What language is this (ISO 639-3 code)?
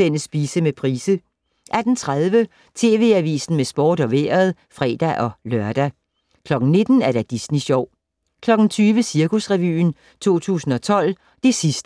dan